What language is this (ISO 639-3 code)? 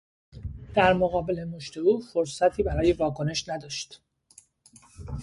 fas